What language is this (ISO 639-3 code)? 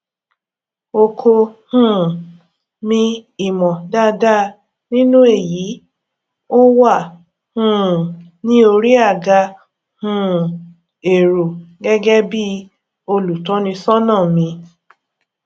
yor